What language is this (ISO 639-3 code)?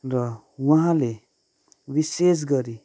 nep